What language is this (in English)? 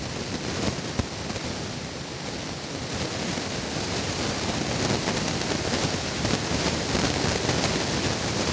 Magahi